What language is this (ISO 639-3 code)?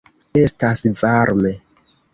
epo